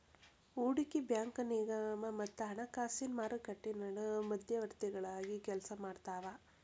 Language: Kannada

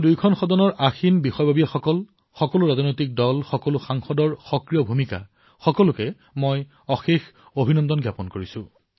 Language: Assamese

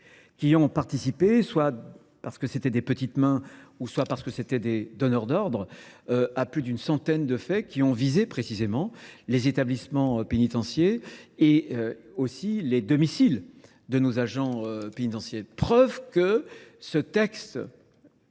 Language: French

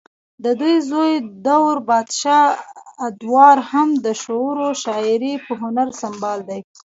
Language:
Pashto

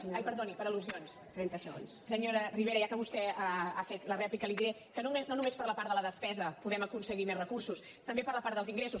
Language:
Catalan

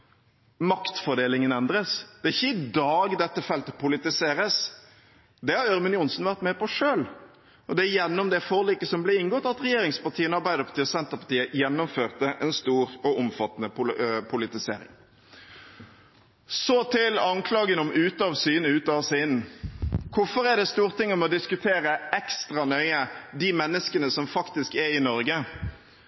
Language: Norwegian Bokmål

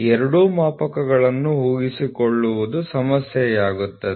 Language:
Kannada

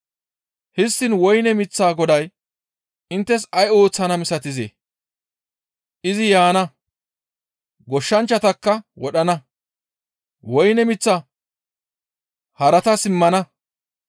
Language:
Gamo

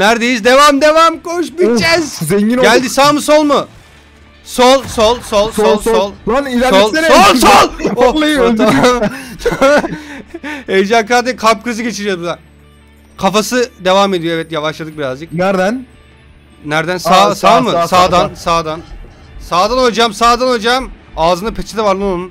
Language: Turkish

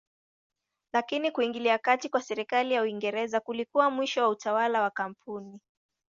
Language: Swahili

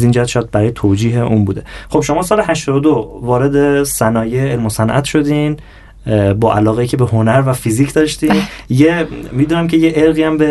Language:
Persian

